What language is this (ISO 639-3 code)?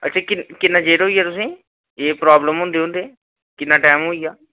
doi